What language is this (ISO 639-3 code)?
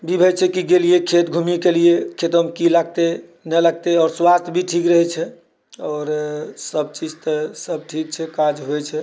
mai